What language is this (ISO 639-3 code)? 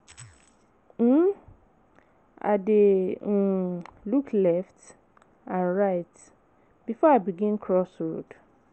pcm